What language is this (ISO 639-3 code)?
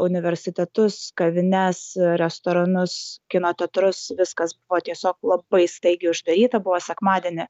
lit